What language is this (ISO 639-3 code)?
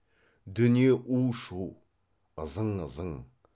kaz